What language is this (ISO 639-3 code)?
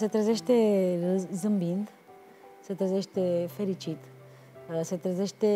ron